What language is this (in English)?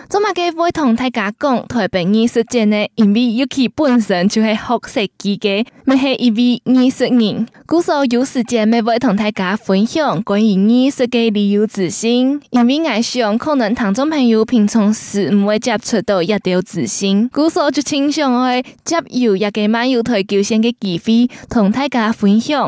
Chinese